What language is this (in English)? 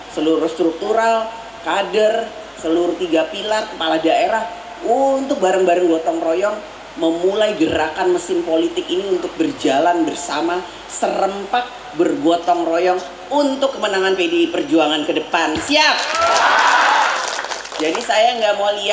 Indonesian